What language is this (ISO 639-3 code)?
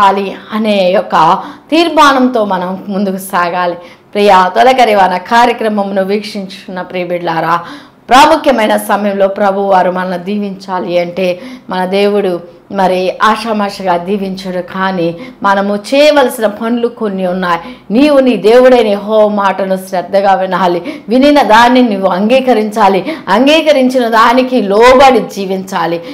tel